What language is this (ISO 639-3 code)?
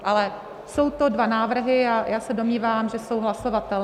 ces